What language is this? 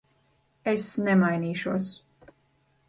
Latvian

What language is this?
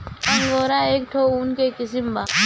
Bhojpuri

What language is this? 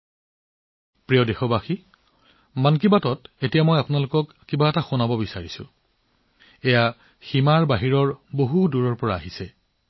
Assamese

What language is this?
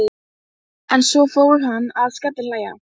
Icelandic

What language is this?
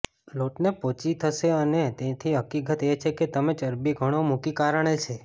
Gujarati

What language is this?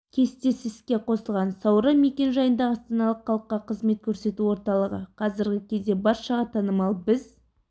Kazakh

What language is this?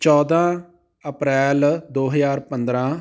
Punjabi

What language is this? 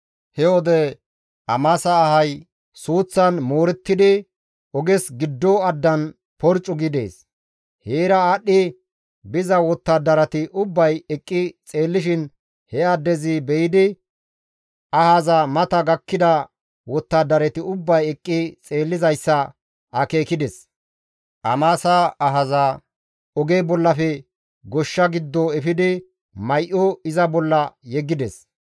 Gamo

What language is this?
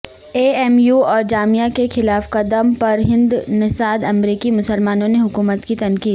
Urdu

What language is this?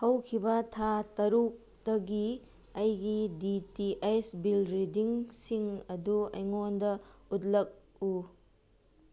Manipuri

